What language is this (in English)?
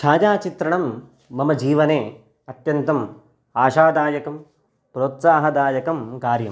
Sanskrit